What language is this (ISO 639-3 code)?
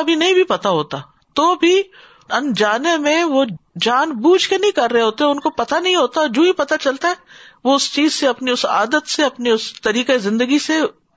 urd